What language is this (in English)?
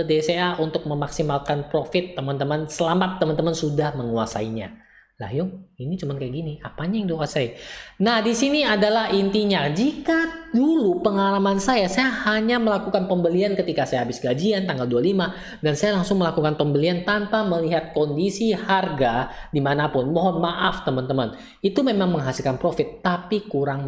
Indonesian